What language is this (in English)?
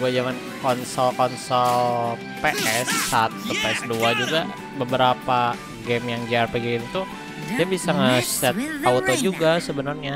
Indonesian